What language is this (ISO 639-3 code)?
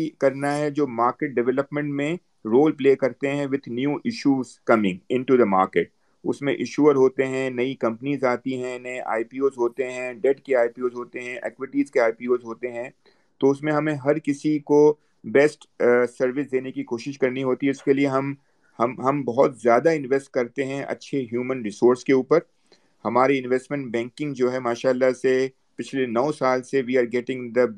urd